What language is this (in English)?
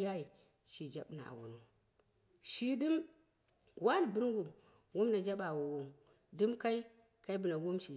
Dera (Nigeria)